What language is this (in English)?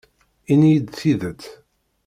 Kabyle